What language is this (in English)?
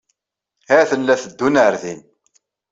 Kabyle